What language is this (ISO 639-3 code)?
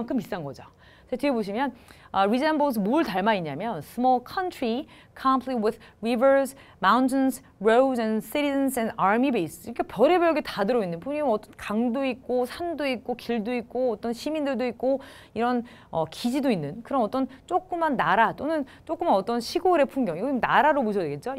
kor